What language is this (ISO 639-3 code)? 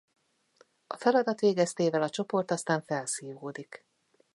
hun